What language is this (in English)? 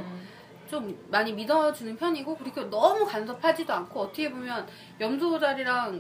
Korean